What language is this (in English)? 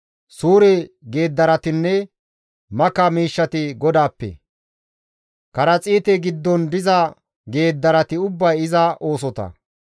Gamo